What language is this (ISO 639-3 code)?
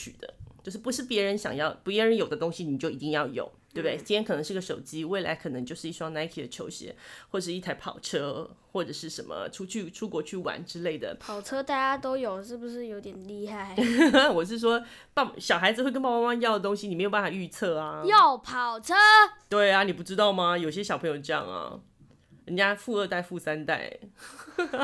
zho